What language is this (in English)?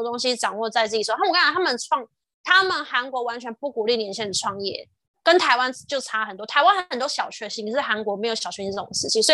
Chinese